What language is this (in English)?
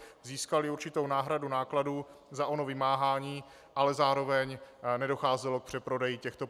Czech